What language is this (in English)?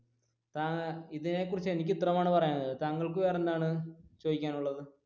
Malayalam